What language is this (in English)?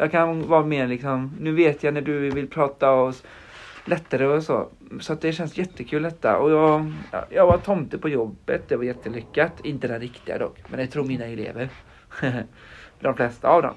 Swedish